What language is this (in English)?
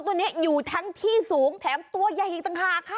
Thai